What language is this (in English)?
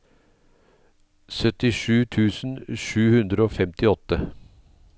Norwegian